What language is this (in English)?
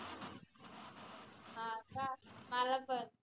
Marathi